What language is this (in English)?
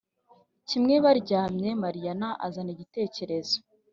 Kinyarwanda